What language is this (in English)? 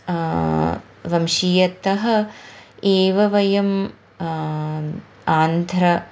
Sanskrit